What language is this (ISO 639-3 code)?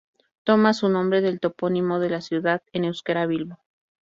spa